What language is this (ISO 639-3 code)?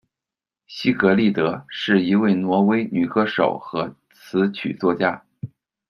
zho